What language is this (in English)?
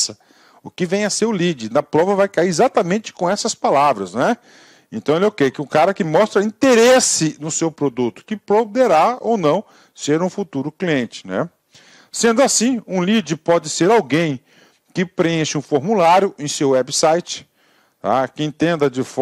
Portuguese